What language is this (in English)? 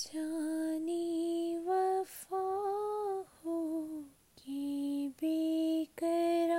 Hindi